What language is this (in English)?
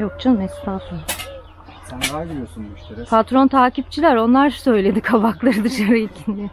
Turkish